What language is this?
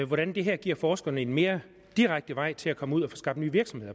Danish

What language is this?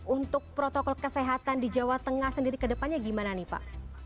Indonesian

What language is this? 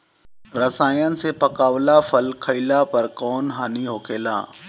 Bhojpuri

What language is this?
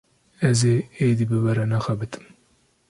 Kurdish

